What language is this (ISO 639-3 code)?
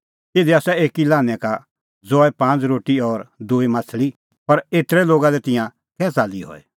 kfx